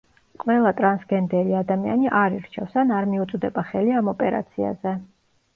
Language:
Georgian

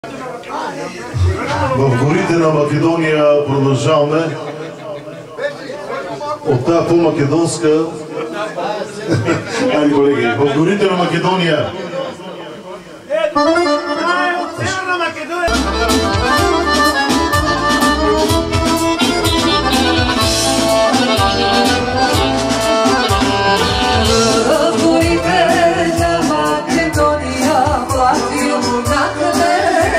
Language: Romanian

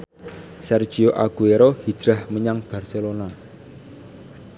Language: Javanese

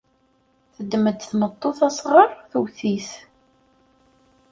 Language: Kabyle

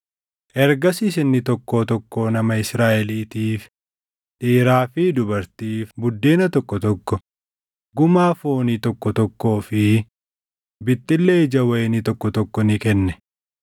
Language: Oromo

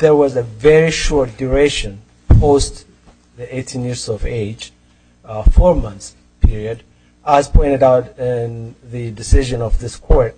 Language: English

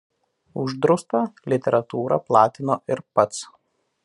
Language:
Lithuanian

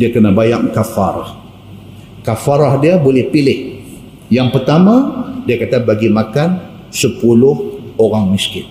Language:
Malay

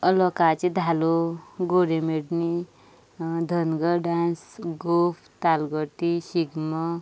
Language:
Konkani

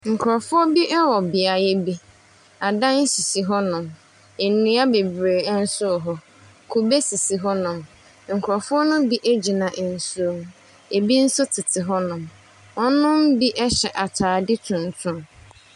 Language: Akan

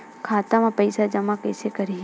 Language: Chhattisgarhi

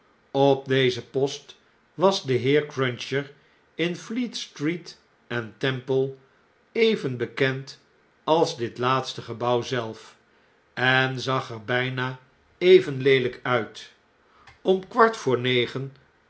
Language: Dutch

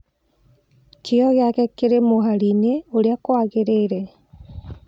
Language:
Kikuyu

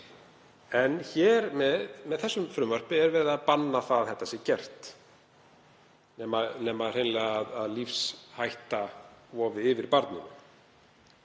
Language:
Icelandic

